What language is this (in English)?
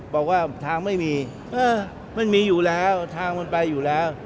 Thai